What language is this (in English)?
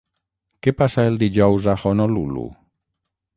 Catalan